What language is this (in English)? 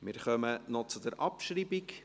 Swiss German